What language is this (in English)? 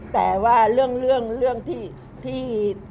Thai